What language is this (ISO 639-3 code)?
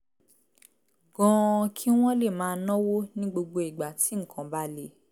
yor